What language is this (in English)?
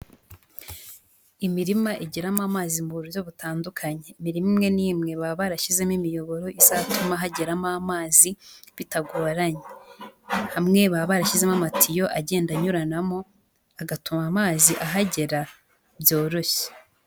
Kinyarwanda